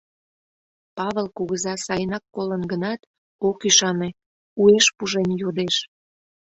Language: Mari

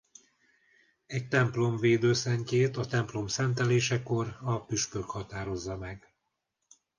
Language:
Hungarian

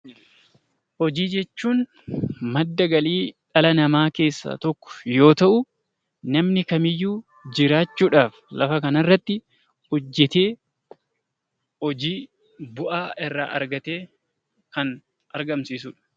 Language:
Oromo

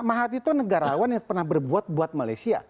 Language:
Indonesian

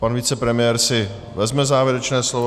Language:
Czech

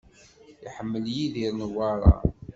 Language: Kabyle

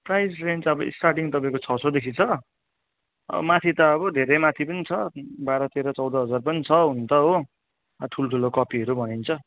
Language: Nepali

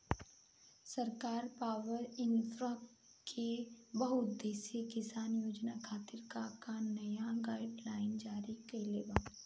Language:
Bhojpuri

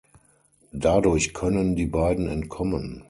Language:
German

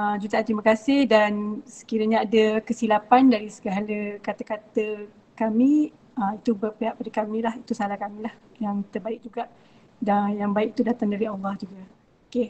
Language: Malay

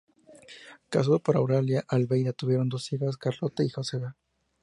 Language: Spanish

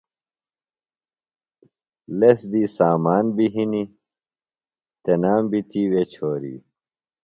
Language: Phalura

